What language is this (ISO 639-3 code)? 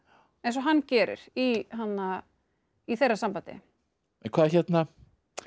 isl